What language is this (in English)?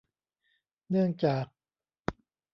Thai